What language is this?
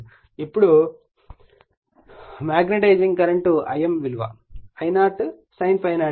Telugu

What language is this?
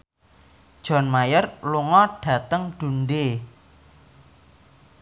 Javanese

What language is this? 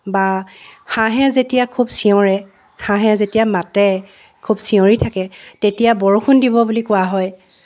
Assamese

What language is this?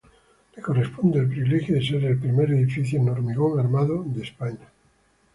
Spanish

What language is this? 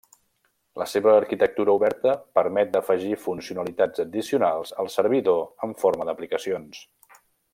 Catalan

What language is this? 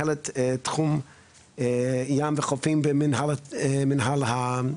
Hebrew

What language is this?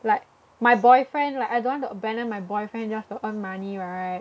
English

